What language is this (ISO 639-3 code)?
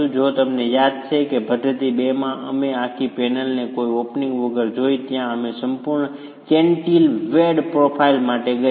guj